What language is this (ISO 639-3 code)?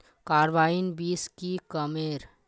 mag